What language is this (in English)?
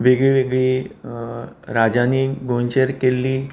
Konkani